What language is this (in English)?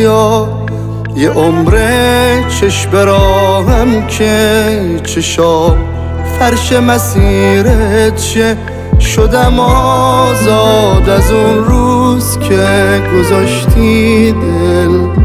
Persian